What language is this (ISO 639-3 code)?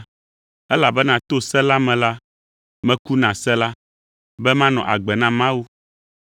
ewe